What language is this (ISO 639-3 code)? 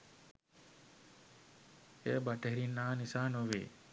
sin